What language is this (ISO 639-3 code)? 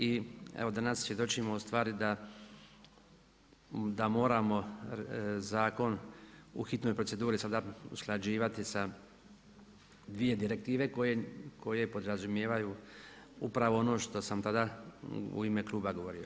hrv